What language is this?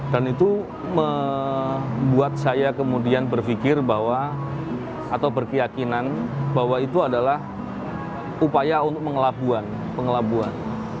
Indonesian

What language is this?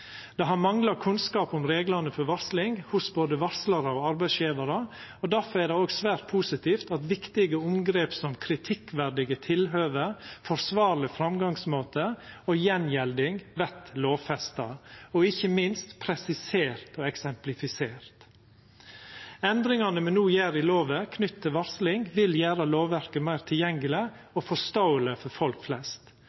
Norwegian Nynorsk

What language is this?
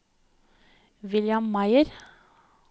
Norwegian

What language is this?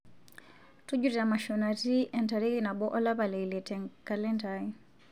Masai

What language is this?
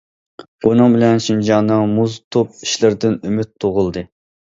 Uyghur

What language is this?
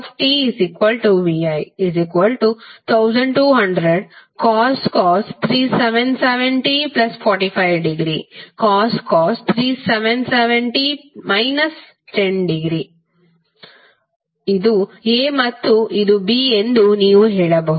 Kannada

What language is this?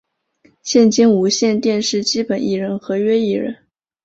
Chinese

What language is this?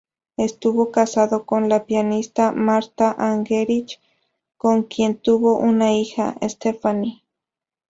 Spanish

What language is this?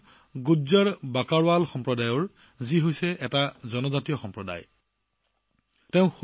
Assamese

